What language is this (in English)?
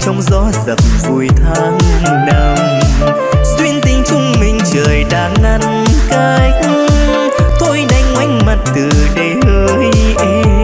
Vietnamese